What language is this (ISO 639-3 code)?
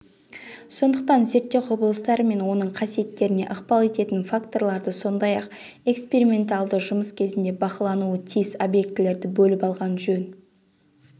kaz